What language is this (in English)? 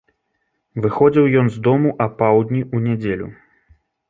Belarusian